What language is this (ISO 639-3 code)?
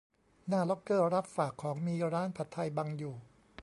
tha